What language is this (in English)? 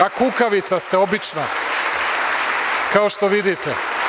Serbian